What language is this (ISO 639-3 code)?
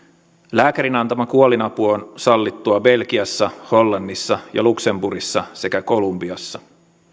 fin